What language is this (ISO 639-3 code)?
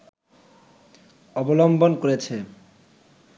ben